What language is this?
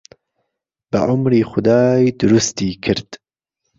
Central Kurdish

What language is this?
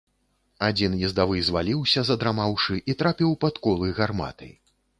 Belarusian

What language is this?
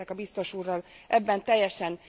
Hungarian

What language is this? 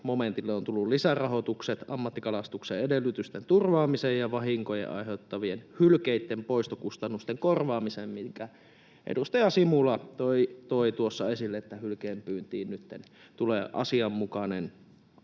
Finnish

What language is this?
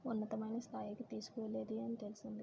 Telugu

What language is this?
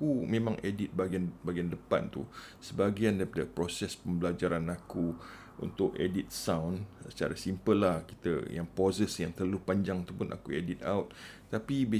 Malay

